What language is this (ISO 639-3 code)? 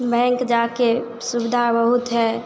hin